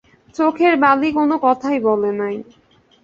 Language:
Bangla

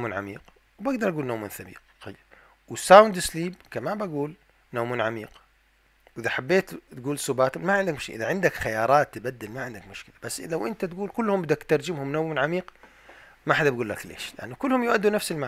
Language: Arabic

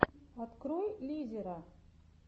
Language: Russian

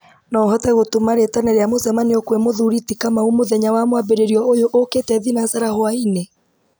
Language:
Kikuyu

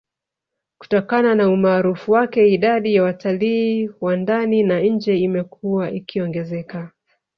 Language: Swahili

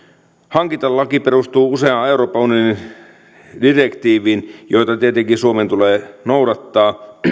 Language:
Finnish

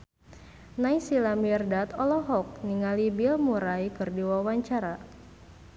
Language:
Sundanese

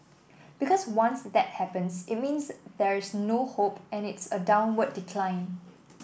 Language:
English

